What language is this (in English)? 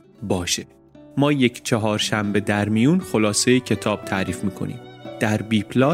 Persian